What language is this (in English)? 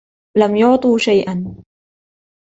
Arabic